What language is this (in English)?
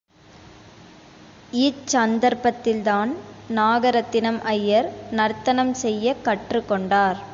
Tamil